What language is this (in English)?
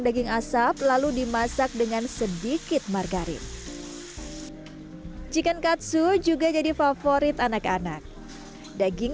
Indonesian